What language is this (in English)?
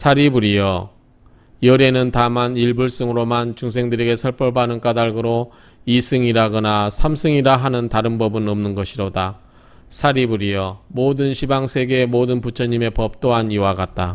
Korean